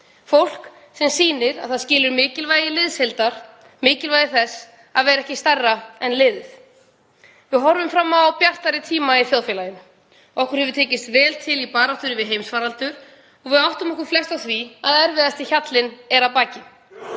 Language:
Icelandic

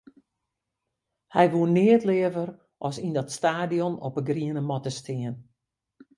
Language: Western Frisian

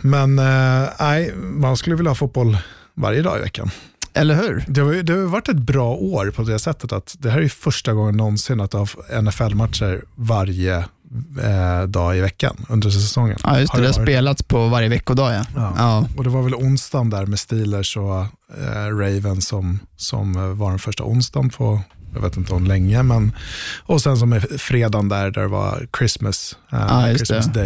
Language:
Swedish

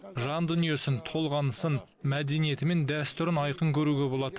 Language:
Kazakh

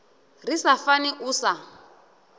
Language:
Venda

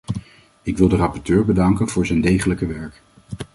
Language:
Dutch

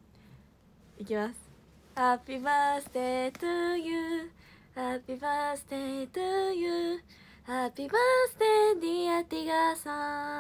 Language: Japanese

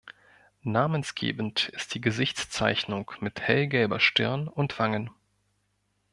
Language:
German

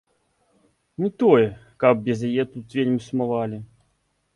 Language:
Belarusian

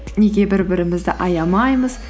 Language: Kazakh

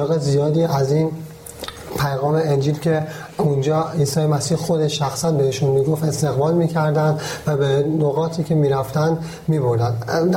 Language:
Persian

